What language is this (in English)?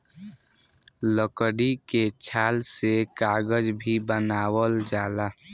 Bhojpuri